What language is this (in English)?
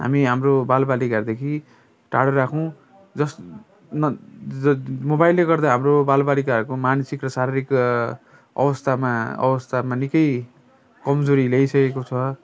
Nepali